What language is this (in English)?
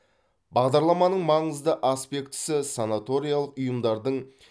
Kazakh